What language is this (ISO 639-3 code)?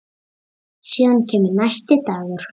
isl